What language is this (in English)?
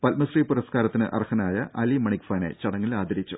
Malayalam